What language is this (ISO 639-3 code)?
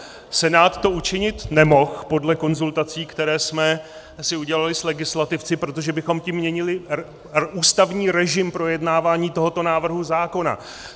ces